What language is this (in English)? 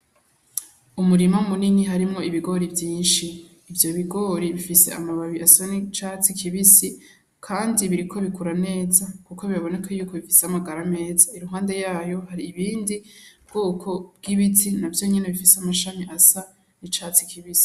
Rundi